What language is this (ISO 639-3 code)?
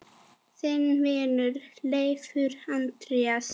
isl